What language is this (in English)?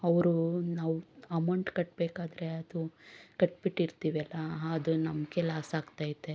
Kannada